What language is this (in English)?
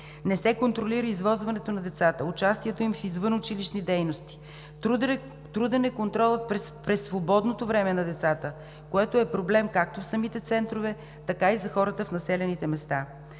Bulgarian